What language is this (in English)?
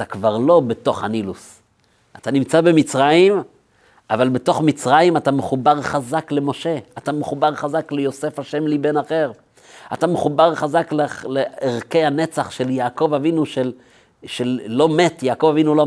Hebrew